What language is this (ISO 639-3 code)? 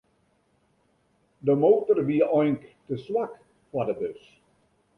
fry